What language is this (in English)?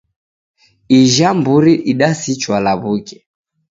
Taita